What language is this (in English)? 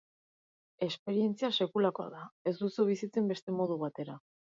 Basque